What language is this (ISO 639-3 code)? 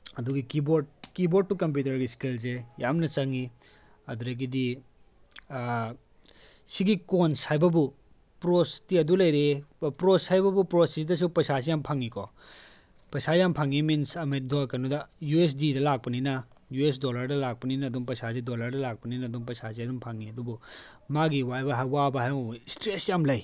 mni